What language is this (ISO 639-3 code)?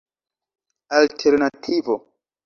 epo